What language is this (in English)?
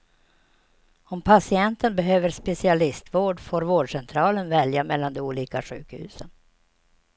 Swedish